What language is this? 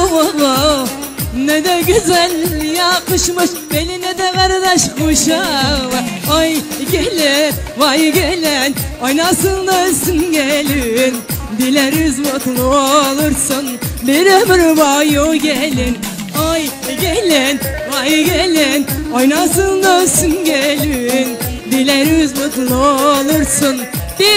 Turkish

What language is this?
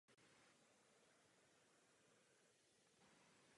Czech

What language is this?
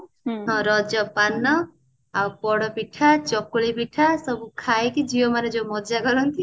Odia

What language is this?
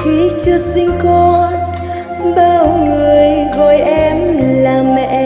Vietnamese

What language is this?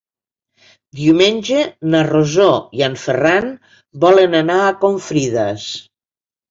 Catalan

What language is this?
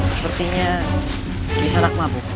Indonesian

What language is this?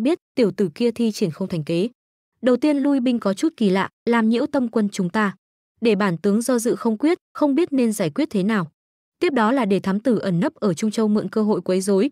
Vietnamese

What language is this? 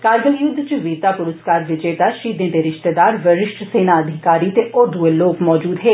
Dogri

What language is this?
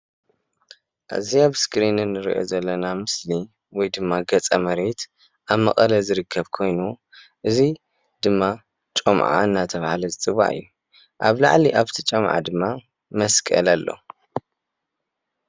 Tigrinya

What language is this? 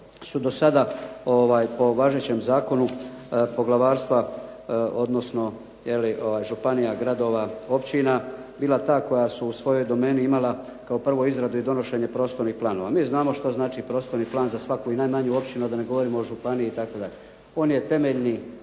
Croatian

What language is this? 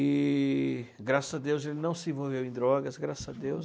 Portuguese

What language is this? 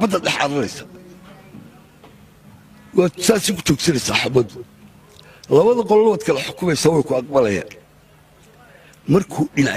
Arabic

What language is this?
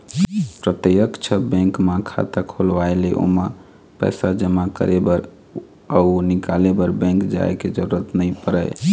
Chhattisgarhi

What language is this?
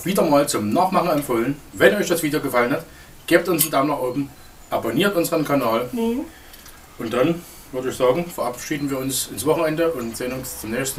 German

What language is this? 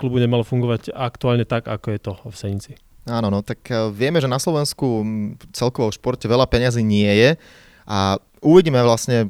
Slovak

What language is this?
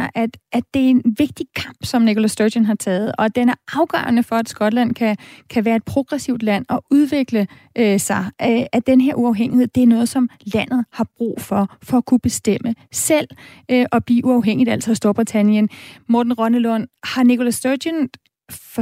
Danish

